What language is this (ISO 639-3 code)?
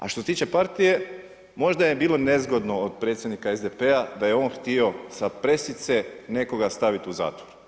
hrv